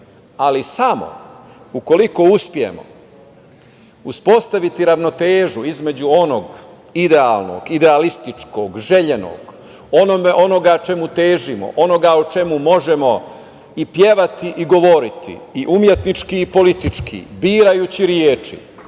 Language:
Serbian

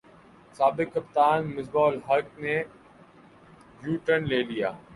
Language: Urdu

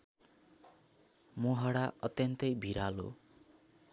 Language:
Nepali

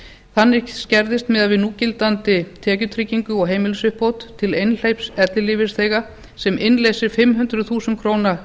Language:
Icelandic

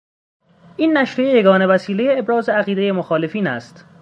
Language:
Persian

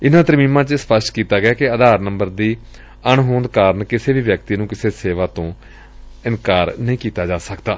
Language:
Punjabi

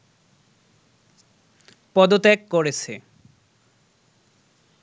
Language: Bangla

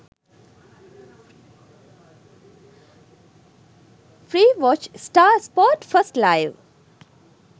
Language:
Sinhala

